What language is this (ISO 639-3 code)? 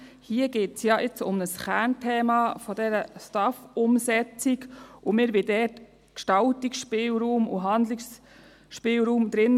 gsw